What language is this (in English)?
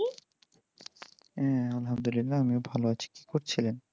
Bangla